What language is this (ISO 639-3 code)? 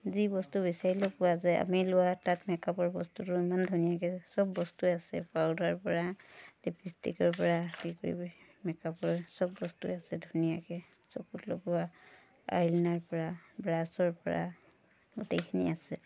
asm